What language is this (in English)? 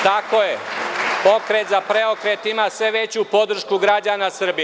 Serbian